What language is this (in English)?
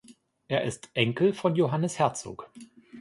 German